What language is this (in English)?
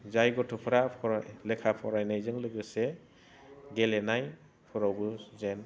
Bodo